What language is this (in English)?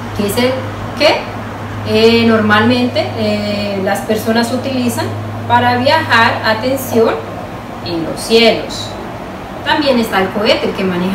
Spanish